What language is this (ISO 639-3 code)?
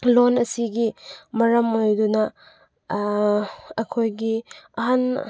mni